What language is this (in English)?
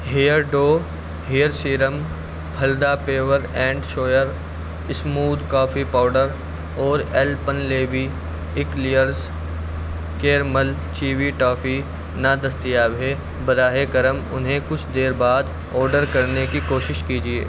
Urdu